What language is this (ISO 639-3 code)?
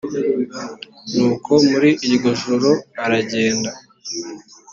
kin